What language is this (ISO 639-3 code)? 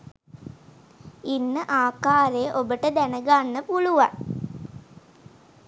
sin